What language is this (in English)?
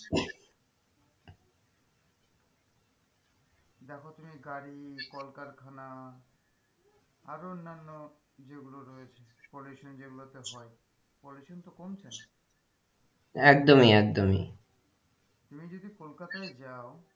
Bangla